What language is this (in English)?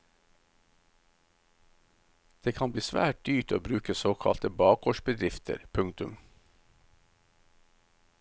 Norwegian